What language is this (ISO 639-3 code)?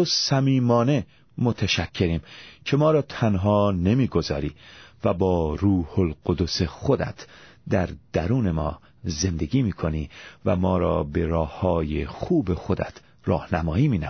fas